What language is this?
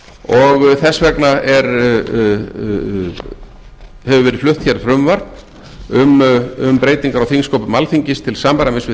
Icelandic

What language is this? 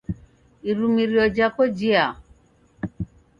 Taita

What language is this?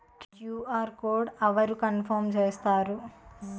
Telugu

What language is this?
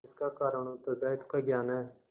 Hindi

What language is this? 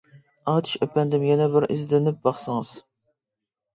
Uyghur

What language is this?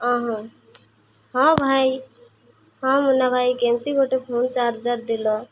Odia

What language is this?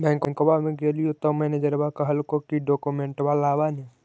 Magahi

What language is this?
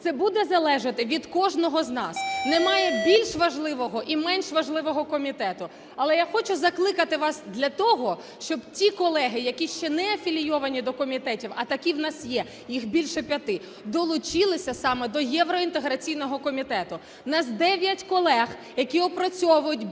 Ukrainian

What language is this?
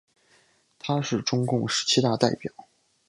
Chinese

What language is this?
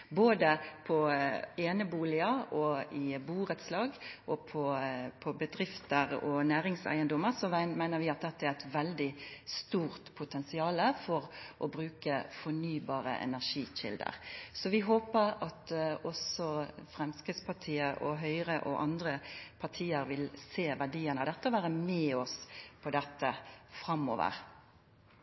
Norwegian Nynorsk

